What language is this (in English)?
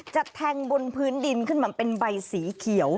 Thai